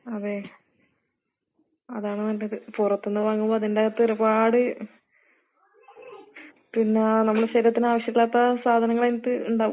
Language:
Malayalam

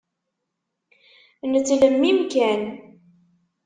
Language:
Kabyle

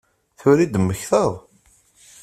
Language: Kabyle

